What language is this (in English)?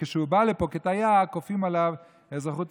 Hebrew